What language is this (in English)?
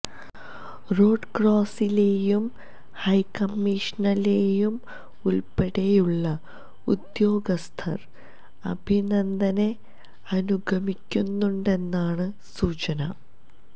Malayalam